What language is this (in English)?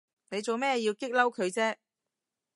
Cantonese